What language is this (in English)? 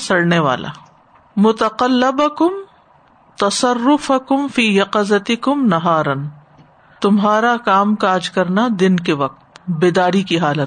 Urdu